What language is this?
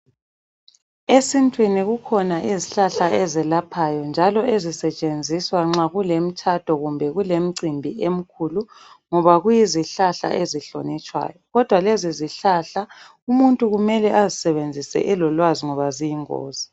North Ndebele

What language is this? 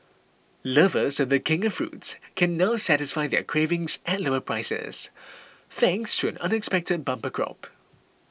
English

